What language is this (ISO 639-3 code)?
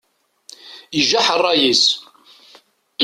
kab